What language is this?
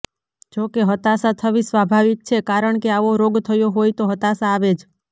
Gujarati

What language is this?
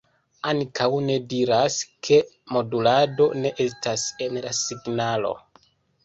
Esperanto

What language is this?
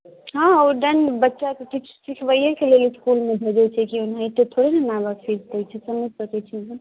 Maithili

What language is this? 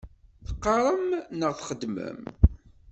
Kabyle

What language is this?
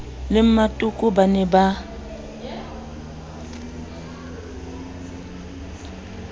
Southern Sotho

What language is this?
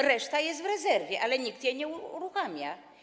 Polish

